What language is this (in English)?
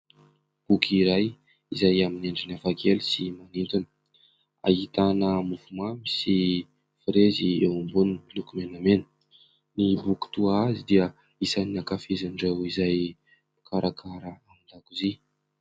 Malagasy